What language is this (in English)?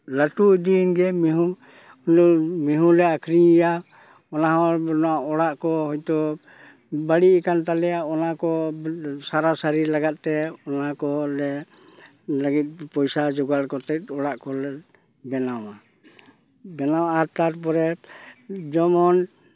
Santali